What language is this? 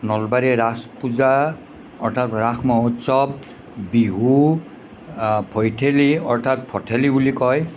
Assamese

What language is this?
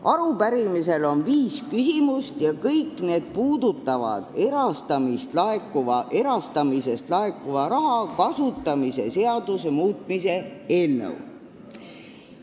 Estonian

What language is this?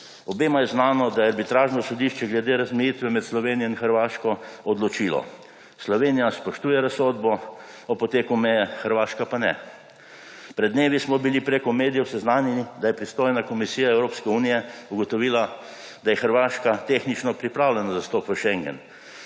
Slovenian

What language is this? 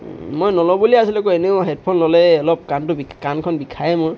Assamese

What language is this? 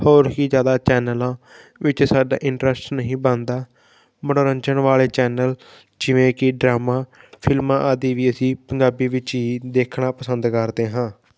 Punjabi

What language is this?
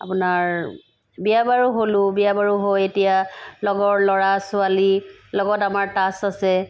Assamese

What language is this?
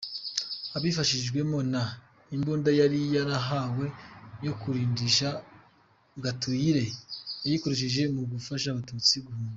Kinyarwanda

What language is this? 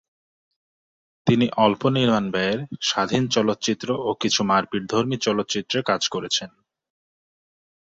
Bangla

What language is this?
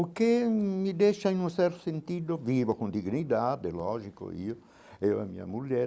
Portuguese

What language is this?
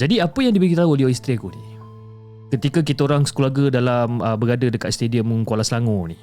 Malay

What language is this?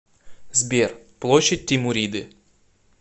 Russian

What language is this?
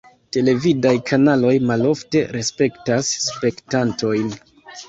Esperanto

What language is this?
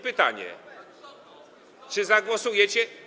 Polish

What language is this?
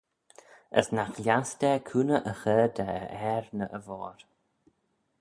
Manx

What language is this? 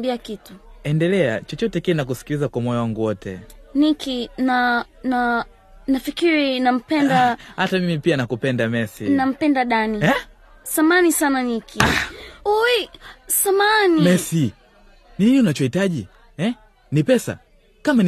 Swahili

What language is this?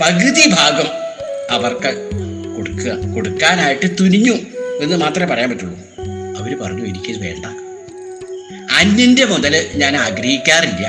Malayalam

